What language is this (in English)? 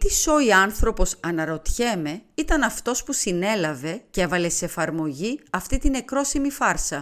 Greek